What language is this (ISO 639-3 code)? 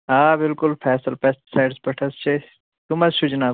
kas